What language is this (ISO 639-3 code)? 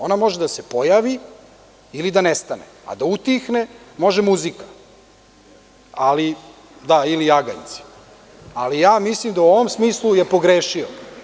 srp